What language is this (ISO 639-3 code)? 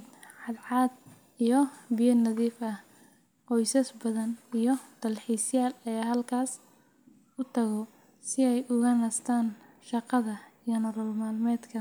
som